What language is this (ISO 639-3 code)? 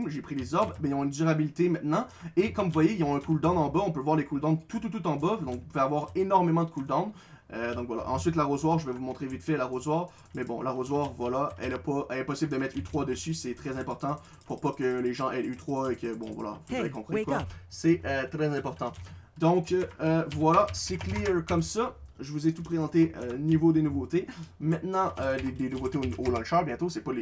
fra